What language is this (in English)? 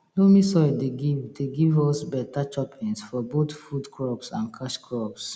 Nigerian Pidgin